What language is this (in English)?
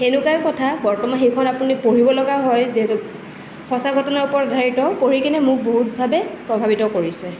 Assamese